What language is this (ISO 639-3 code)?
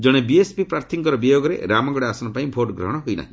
ori